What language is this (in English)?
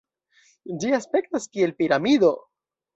Esperanto